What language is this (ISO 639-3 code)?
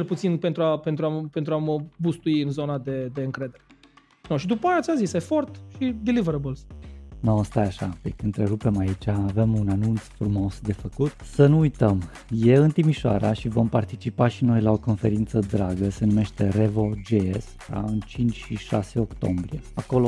ron